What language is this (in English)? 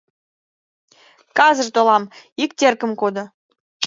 Mari